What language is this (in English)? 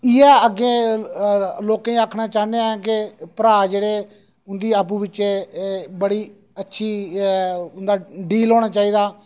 Dogri